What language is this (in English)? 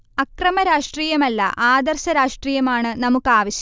Malayalam